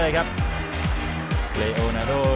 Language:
Thai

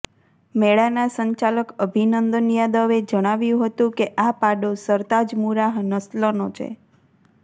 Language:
Gujarati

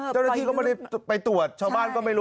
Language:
Thai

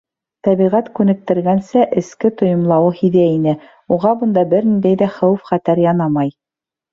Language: Bashkir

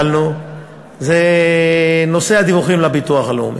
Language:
Hebrew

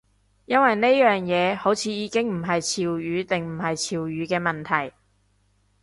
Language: Cantonese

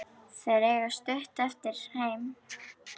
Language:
Icelandic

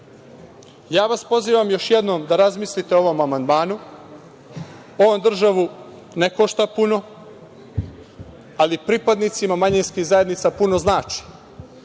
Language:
Serbian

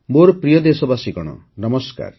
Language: Odia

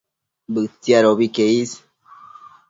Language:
Matsés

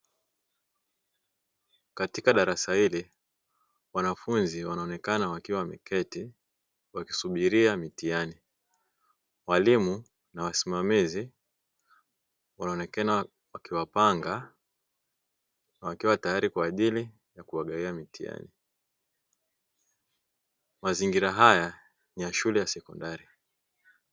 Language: Swahili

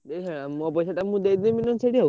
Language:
Odia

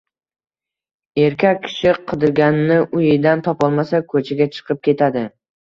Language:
Uzbek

